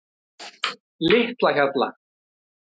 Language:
Icelandic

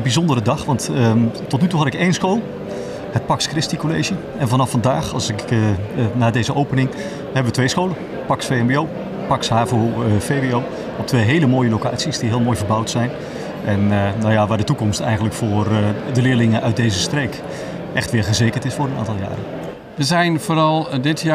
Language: Dutch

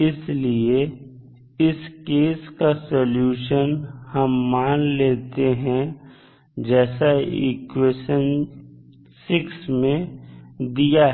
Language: Hindi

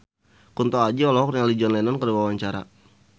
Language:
Sundanese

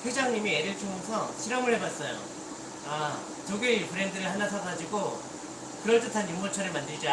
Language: Korean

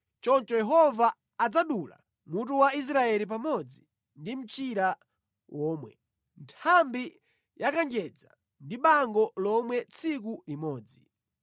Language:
Nyanja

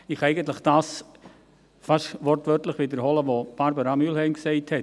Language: Swiss German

